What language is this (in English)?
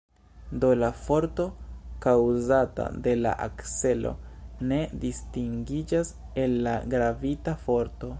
Esperanto